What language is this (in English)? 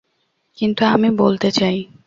Bangla